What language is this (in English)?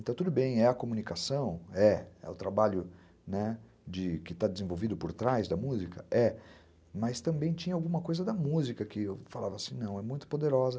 Portuguese